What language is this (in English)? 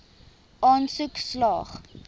Afrikaans